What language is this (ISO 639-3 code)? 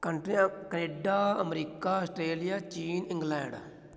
pan